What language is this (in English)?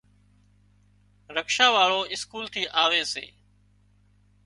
Wadiyara Koli